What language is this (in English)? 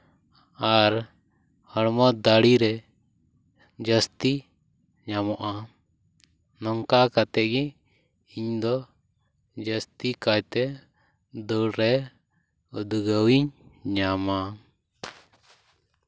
Santali